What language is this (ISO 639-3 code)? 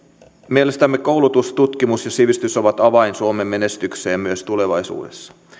fin